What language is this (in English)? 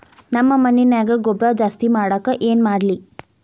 Kannada